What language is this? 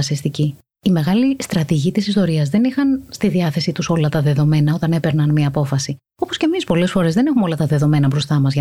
Greek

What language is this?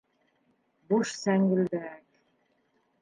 Bashkir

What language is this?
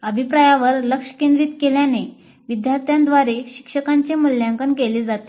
Marathi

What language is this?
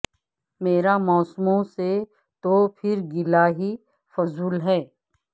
Urdu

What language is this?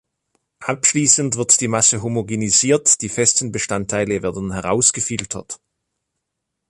German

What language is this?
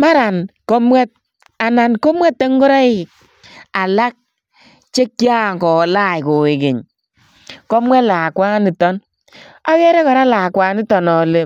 Kalenjin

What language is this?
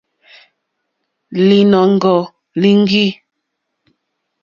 Mokpwe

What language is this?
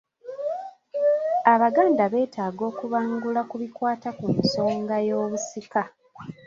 Ganda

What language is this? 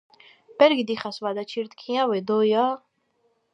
Georgian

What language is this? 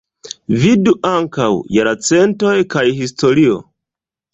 Esperanto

